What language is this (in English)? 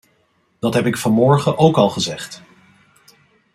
Dutch